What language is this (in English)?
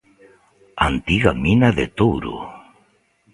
Galician